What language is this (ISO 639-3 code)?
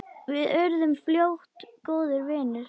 isl